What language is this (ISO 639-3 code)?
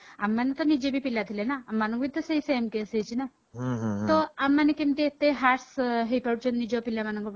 ori